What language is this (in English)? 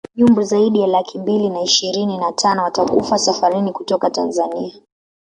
Swahili